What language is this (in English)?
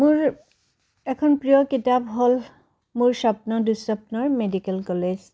Assamese